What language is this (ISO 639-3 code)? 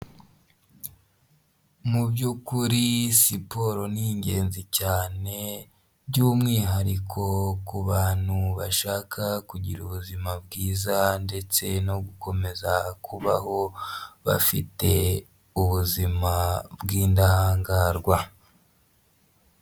kin